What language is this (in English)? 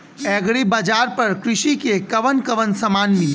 Bhojpuri